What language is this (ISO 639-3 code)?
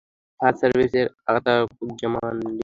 ben